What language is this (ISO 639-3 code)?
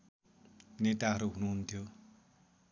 nep